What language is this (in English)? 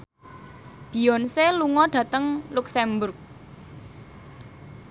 Javanese